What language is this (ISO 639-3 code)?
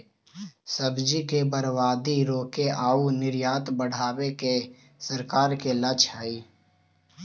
mag